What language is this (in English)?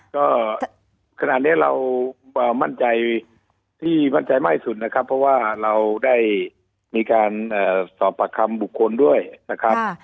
Thai